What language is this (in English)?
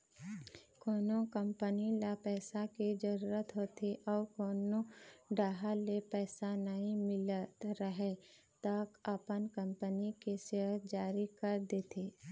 Chhattisgarhi